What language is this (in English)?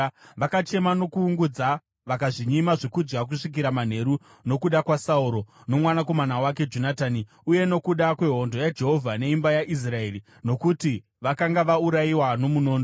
Shona